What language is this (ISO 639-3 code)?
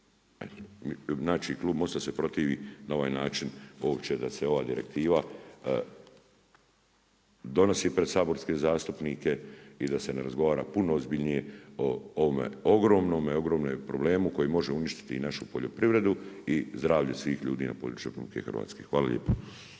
hrv